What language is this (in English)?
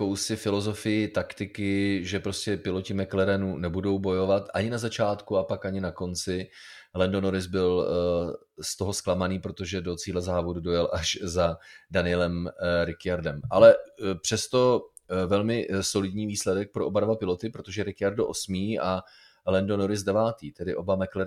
Czech